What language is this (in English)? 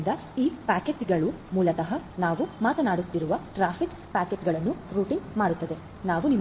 Kannada